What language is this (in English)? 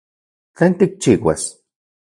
Central Puebla Nahuatl